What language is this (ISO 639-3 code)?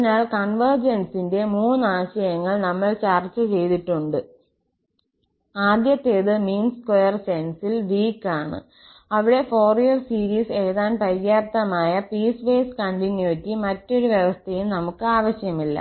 mal